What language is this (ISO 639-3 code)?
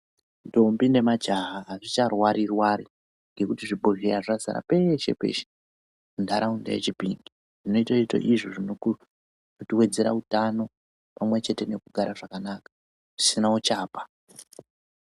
ndc